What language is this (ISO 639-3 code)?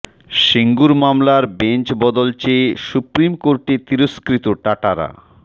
ben